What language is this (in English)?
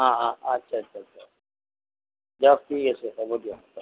Assamese